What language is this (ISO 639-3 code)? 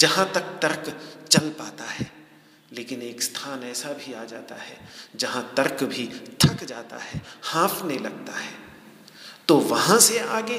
hin